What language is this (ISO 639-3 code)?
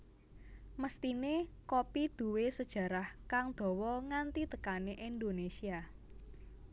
jav